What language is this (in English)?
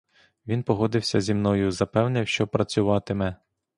Ukrainian